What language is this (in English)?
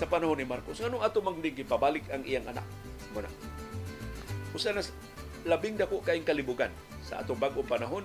Filipino